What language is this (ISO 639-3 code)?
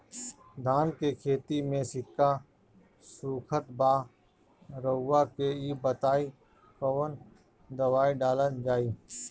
bho